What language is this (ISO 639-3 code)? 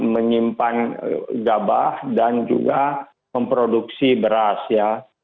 ind